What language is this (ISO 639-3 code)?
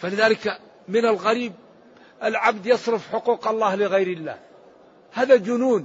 ara